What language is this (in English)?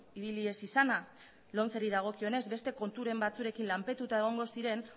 Basque